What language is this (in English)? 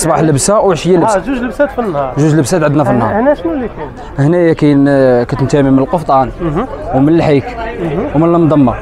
Arabic